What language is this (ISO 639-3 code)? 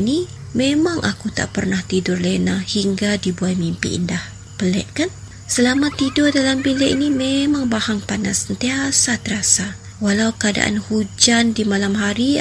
msa